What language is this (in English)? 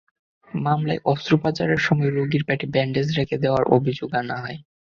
Bangla